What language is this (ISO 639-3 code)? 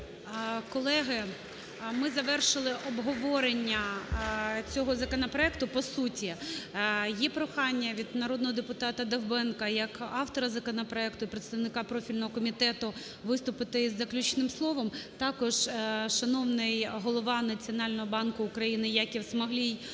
ukr